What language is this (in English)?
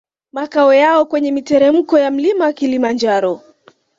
Swahili